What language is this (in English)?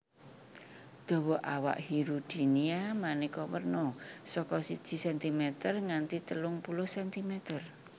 Javanese